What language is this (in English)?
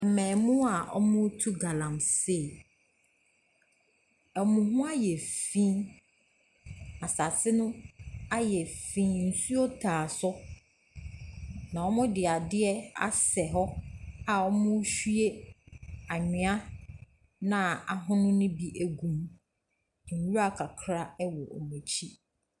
Akan